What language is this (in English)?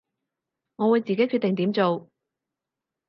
Cantonese